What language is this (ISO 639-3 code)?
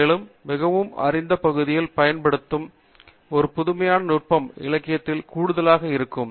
tam